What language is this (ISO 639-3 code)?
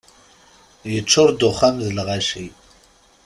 kab